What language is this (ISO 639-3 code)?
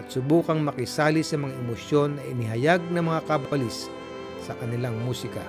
fil